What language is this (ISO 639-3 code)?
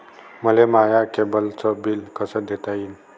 mar